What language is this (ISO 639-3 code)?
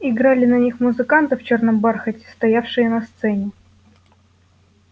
rus